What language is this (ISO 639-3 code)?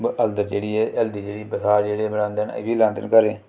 doi